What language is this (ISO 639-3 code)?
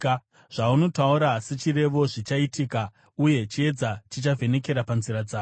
sna